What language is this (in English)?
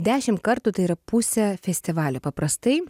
Lithuanian